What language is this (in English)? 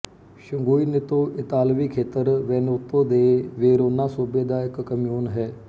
Punjabi